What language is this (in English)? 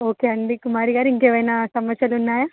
Telugu